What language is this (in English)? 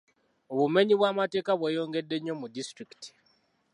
Ganda